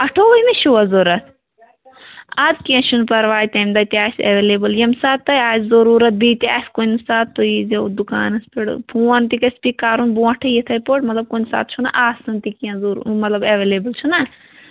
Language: Kashmiri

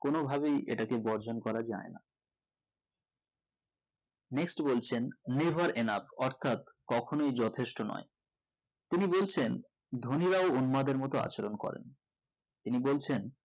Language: Bangla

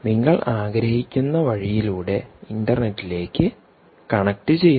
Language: Malayalam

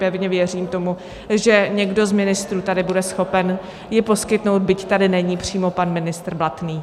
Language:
Czech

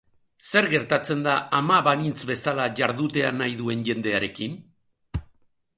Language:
Basque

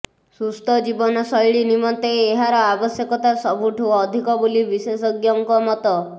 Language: Odia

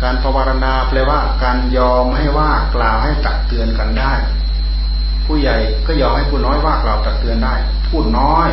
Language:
Thai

